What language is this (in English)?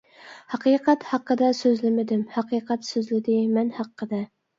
Uyghur